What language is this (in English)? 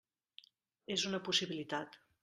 Catalan